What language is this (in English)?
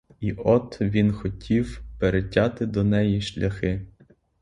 Ukrainian